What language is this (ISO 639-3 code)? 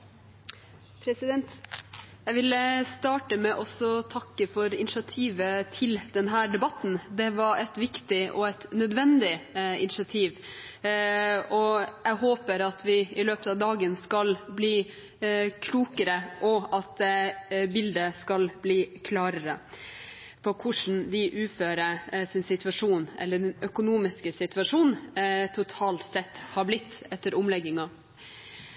nor